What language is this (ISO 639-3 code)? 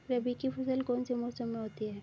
hin